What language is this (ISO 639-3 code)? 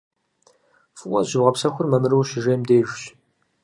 kbd